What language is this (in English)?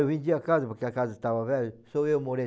Portuguese